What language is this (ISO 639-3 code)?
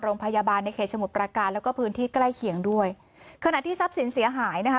tha